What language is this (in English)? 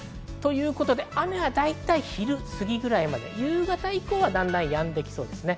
Japanese